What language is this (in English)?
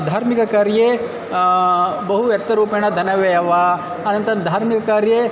Sanskrit